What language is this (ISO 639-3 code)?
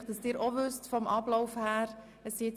gsw